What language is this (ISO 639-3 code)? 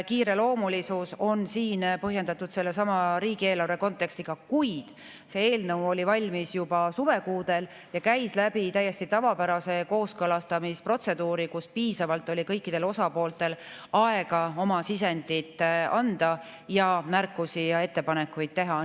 est